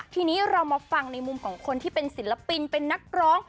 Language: Thai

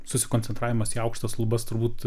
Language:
Lithuanian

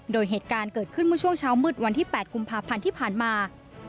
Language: Thai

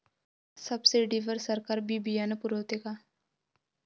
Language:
Marathi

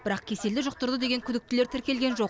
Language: Kazakh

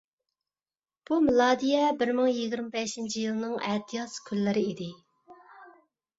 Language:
Uyghur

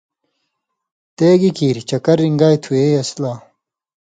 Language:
Indus Kohistani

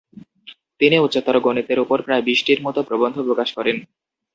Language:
Bangla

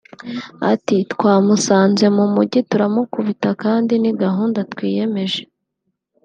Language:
Kinyarwanda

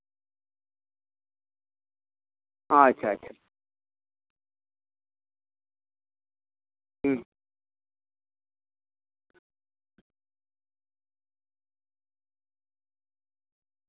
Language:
Santali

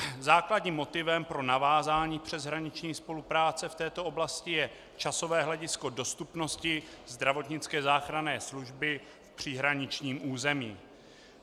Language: Czech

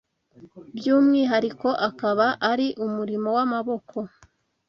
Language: Kinyarwanda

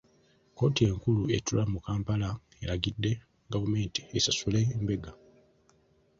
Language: Ganda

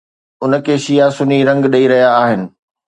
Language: Sindhi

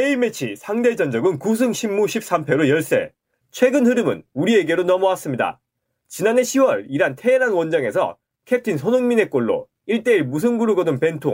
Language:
Korean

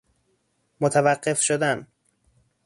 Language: Persian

